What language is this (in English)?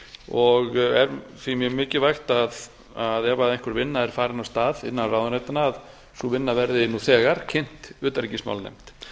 Icelandic